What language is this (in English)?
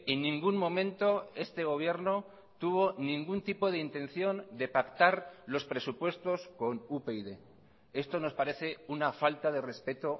Spanish